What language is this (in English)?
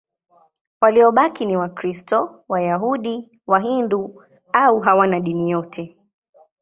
Swahili